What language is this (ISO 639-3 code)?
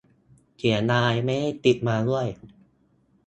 tha